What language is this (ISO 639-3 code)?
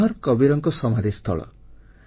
ori